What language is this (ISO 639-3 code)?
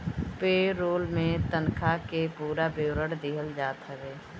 bho